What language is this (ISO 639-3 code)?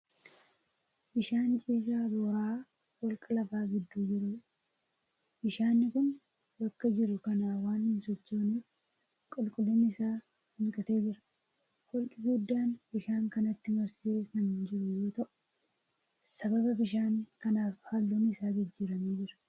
orm